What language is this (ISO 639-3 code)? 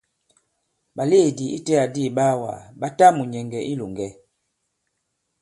abb